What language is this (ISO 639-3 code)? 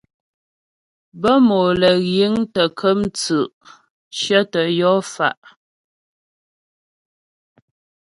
bbj